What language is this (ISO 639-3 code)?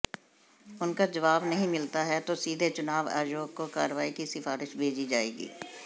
hin